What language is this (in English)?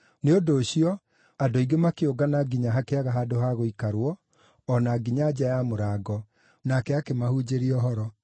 Kikuyu